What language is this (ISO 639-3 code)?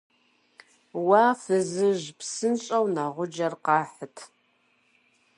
kbd